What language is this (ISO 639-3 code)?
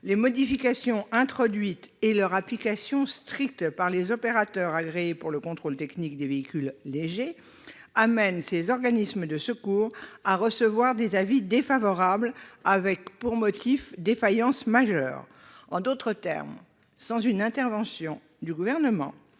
fra